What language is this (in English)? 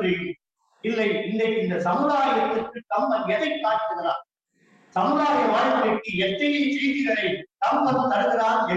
Tamil